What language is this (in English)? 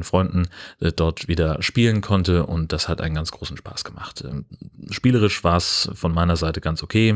German